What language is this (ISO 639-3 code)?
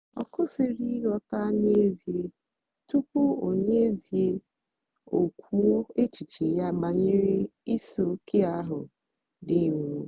ibo